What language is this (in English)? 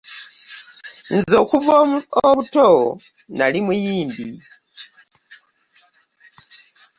Ganda